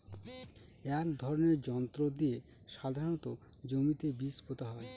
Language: Bangla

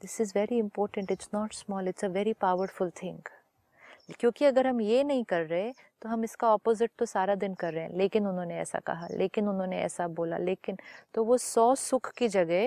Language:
Hindi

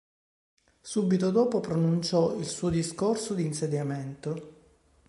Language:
Italian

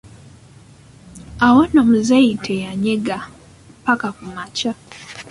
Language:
Ganda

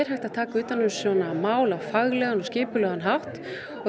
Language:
Icelandic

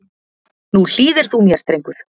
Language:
Icelandic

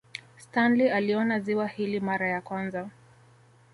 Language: Swahili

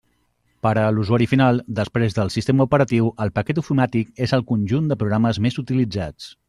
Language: Catalan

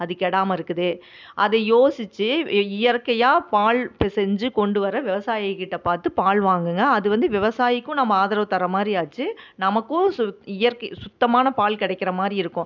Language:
Tamil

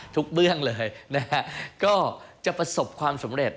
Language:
Thai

